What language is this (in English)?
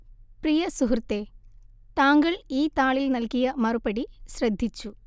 Malayalam